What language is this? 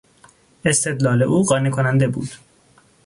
Persian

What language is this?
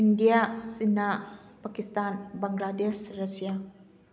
Manipuri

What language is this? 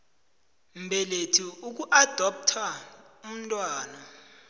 South Ndebele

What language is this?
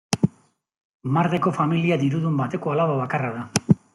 Basque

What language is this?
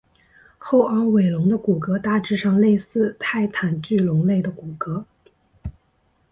Chinese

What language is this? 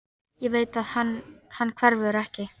Icelandic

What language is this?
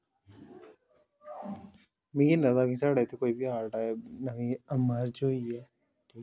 Dogri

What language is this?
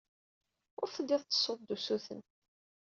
Kabyle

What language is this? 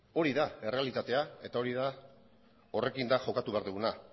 Basque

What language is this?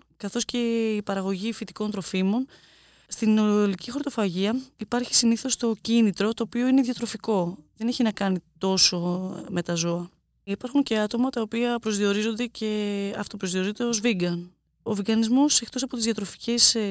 Greek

